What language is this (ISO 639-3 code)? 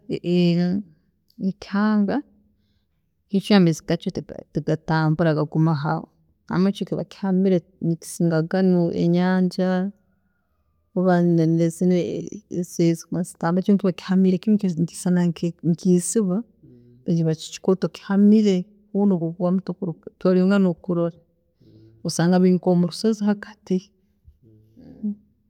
ttj